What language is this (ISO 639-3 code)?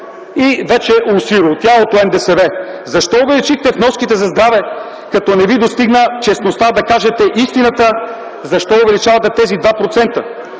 bul